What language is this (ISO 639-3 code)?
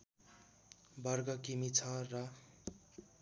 nep